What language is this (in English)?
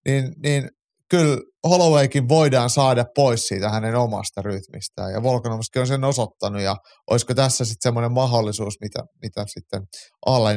Finnish